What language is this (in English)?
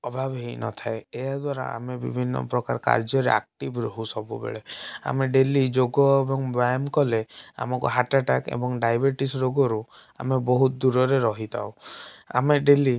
Odia